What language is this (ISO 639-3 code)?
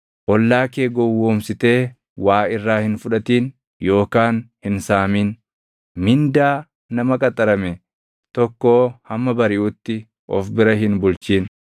orm